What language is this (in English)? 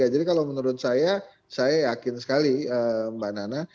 Indonesian